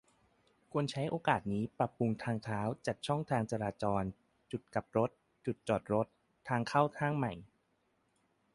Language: Thai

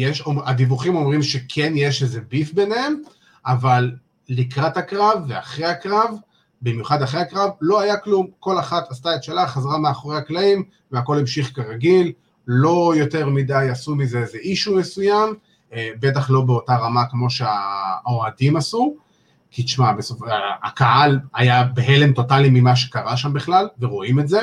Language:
Hebrew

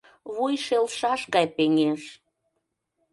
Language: Mari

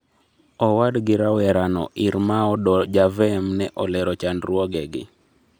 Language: Luo (Kenya and Tanzania)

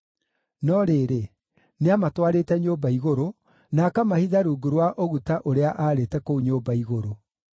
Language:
Kikuyu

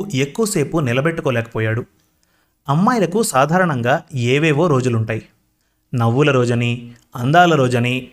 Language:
Telugu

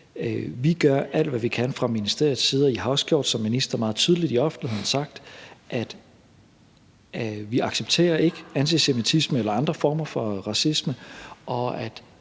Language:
Danish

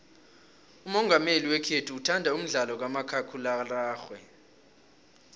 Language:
South Ndebele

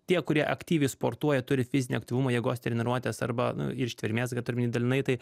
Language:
Lithuanian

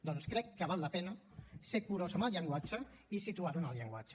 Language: Catalan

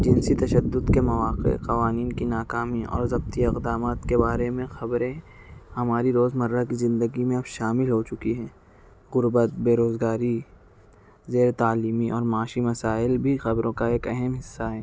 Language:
Urdu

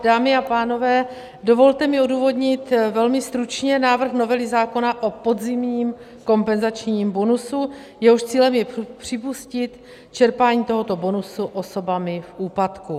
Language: Czech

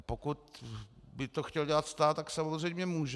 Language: Czech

